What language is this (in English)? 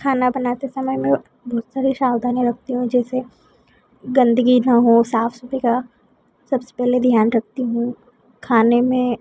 Hindi